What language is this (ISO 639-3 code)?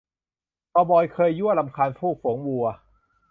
tha